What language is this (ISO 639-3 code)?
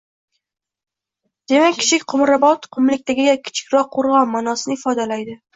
uzb